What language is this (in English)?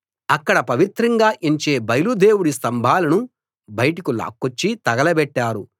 Telugu